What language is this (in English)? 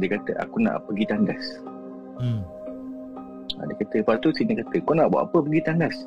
Malay